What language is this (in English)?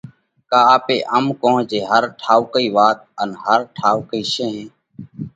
Parkari Koli